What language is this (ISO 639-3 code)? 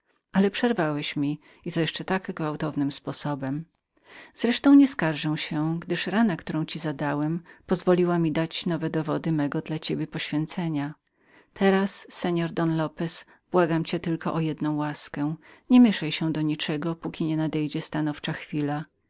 pol